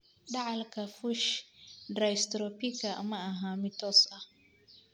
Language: Somali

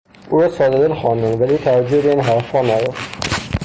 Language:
Persian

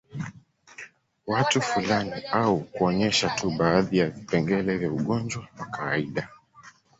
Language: Swahili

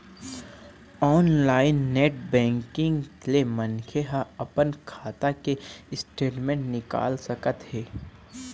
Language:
Chhattisgarhi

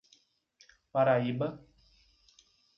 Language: Portuguese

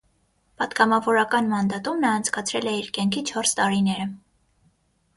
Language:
Armenian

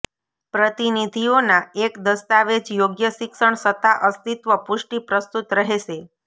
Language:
Gujarati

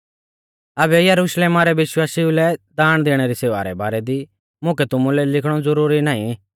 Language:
Mahasu Pahari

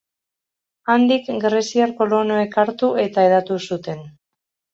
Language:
Basque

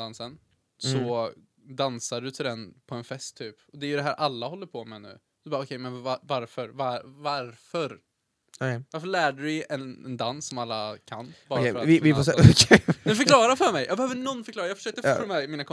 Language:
Swedish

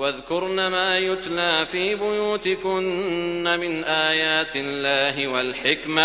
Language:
Arabic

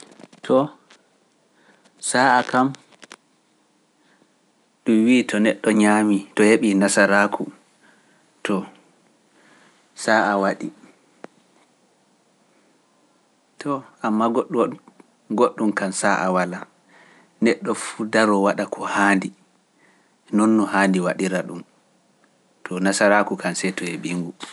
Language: Pular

